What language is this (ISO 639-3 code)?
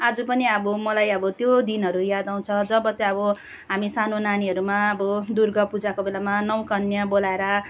nep